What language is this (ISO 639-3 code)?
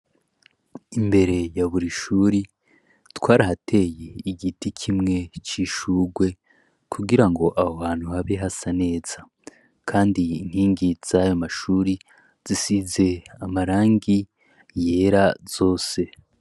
run